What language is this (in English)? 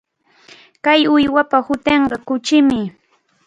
Cajatambo North Lima Quechua